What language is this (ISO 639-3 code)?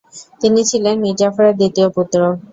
ben